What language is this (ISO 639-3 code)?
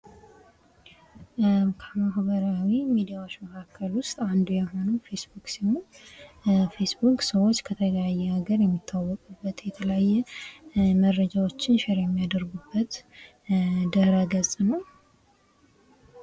amh